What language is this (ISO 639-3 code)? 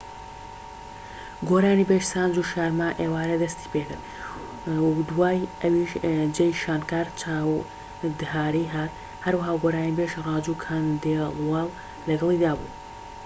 ckb